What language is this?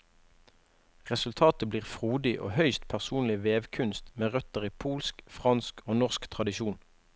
Norwegian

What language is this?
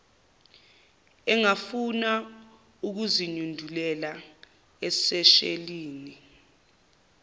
Zulu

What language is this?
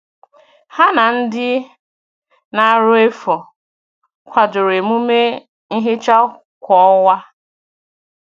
Igbo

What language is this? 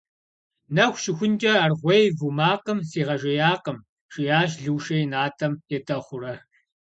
Kabardian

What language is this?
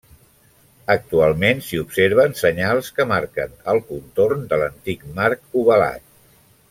Catalan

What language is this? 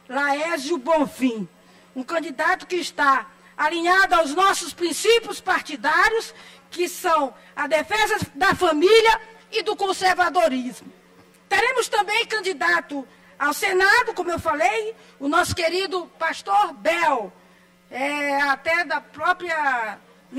Portuguese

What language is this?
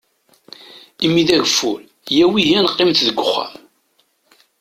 Kabyle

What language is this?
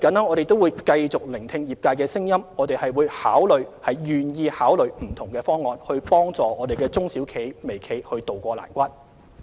Cantonese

